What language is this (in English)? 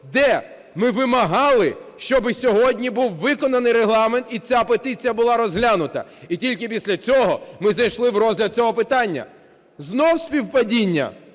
Ukrainian